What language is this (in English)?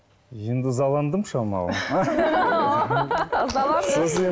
Kazakh